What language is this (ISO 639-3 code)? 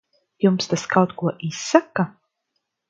lav